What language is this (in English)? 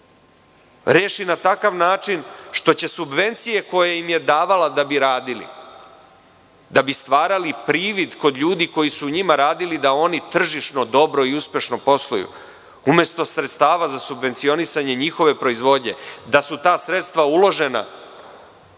Serbian